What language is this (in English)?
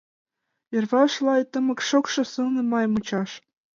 Mari